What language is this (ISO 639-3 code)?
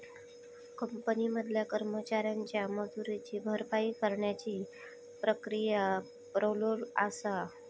mar